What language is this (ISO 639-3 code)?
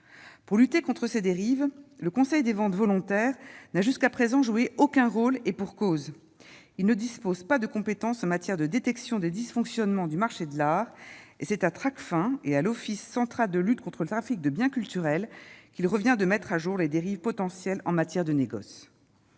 fra